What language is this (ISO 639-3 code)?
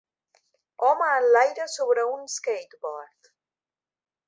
cat